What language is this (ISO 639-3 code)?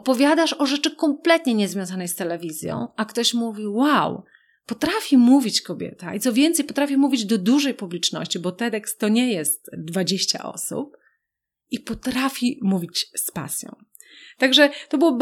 pol